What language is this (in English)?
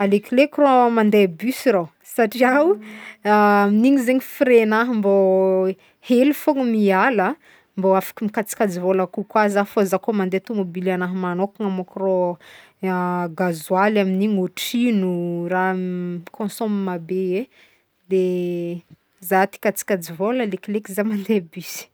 Northern Betsimisaraka Malagasy